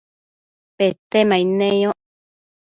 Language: Matsés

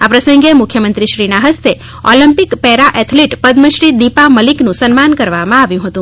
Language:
Gujarati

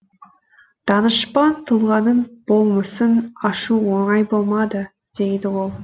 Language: Kazakh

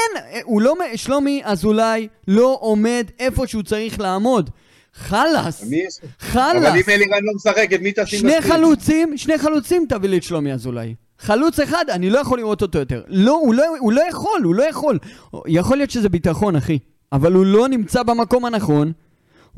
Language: Hebrew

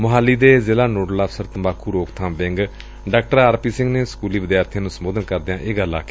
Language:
Punjabi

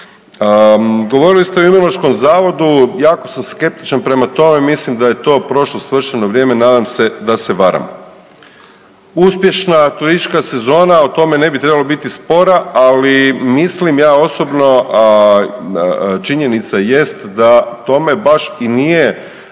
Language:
Croatian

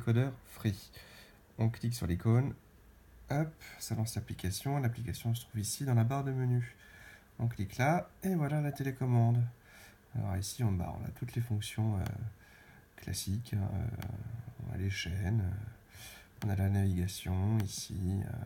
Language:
French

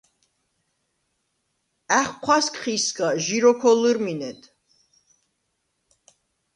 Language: Svan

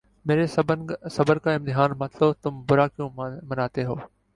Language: Urdu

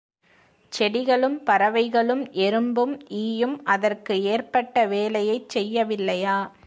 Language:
Tamil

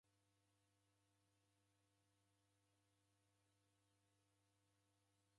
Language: Taita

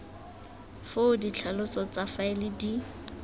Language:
Tswana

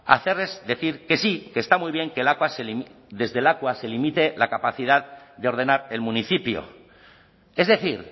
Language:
Spanish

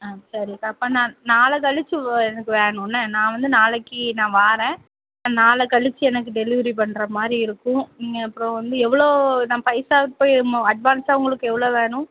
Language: Tamil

